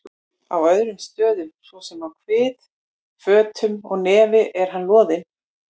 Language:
Icelandic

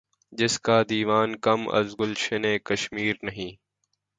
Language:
Urdu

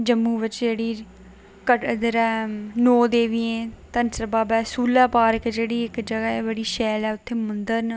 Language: Dogri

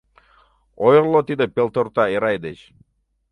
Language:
Mari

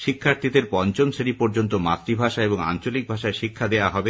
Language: Bangla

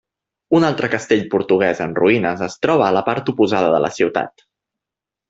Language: Catalan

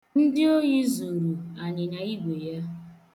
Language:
Igbo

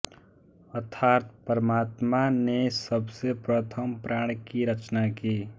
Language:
Hindi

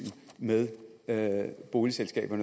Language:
Danish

